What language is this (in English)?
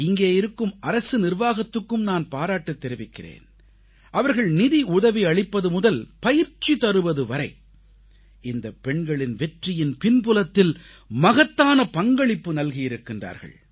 Tamil